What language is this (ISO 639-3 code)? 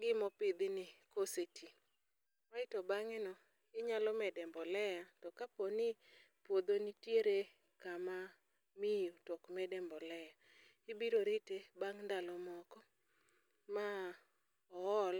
luo